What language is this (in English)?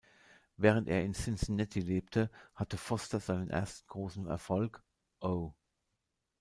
German